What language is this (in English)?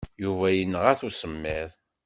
Kabyle